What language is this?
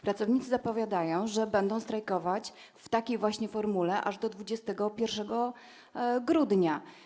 Polish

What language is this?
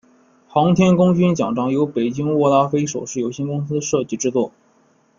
Chinese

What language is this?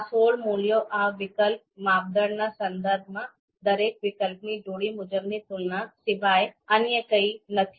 Gujarati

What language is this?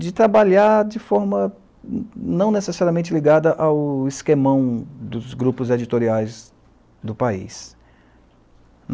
Portuguese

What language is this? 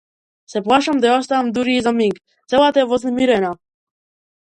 Macedonian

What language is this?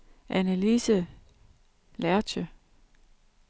Danish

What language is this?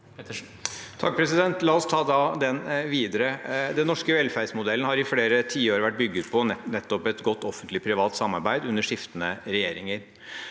Norwegian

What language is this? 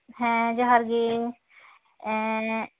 Santali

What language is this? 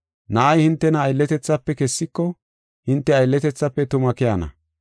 Gofa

